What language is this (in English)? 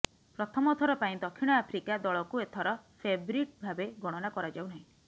Odia